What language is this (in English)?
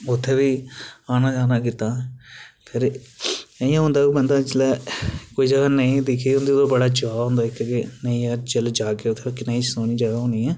Dogri